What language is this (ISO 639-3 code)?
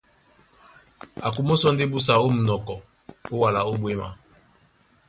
dua